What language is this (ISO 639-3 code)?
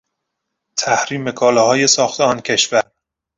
fas